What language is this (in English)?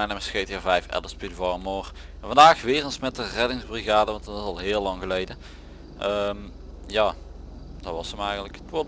Dutch